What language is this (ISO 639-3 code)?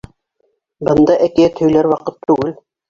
bak